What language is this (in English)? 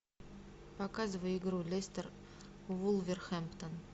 Russian